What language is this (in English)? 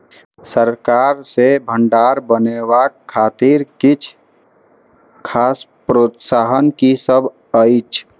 Maithili